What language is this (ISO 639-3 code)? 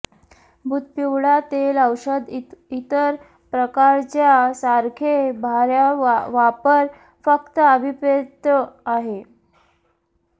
mar